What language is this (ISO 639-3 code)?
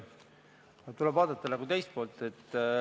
est